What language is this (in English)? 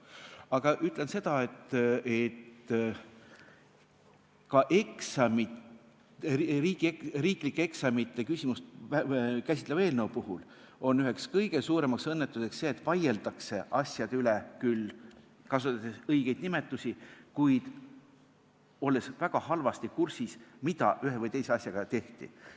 Estonian